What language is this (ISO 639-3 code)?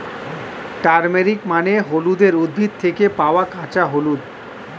ben